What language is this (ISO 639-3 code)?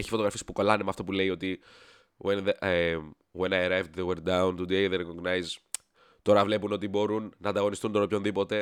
ell